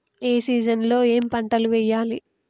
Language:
Telugu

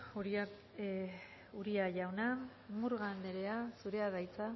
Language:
Basque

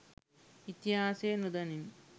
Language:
Sinhala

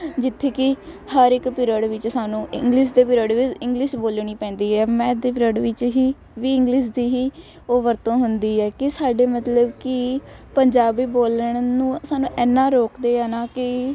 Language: Punjabi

